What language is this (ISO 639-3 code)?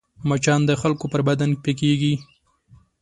pus